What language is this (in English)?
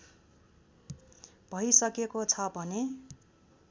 Nepali